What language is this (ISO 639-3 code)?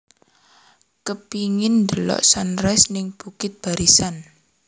jav